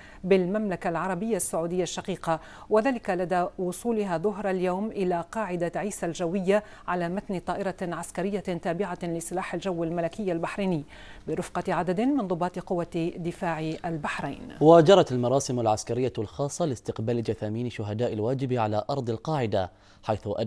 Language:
Arabic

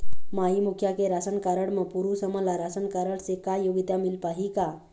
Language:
Chhattisgarhi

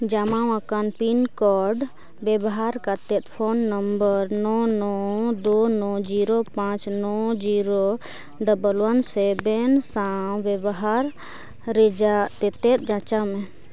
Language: Santali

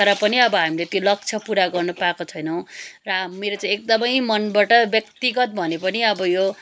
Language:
Nepali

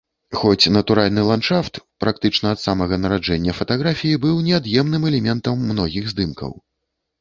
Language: Belarusian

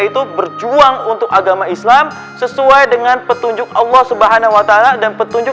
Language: Indonesian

